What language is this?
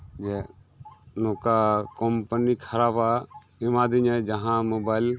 Santali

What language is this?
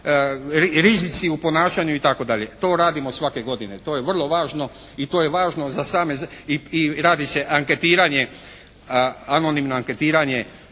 Croatian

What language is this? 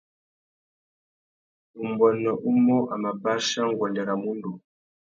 Tuki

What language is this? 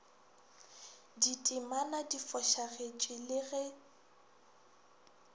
Northern Sotho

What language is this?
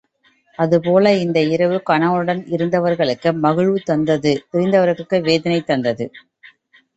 Tamil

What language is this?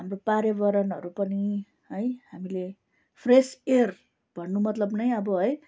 Nepali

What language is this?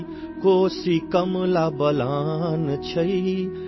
Urdu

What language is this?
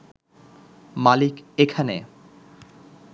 Bangla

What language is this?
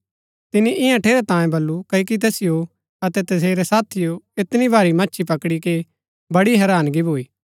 Gaddi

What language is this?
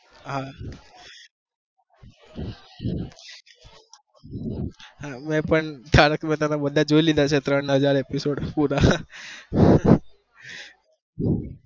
Gujarati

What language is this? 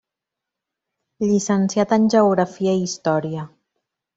Catalan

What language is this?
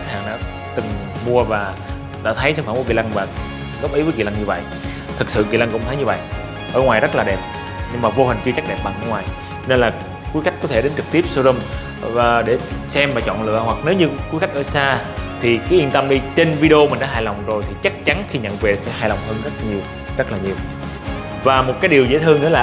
Vietnamese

